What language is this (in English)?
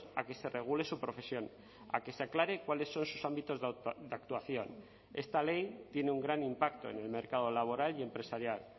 Spanish